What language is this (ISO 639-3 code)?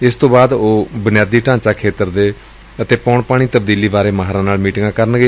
pan